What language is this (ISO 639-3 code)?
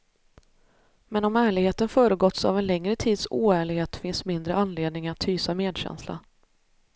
swe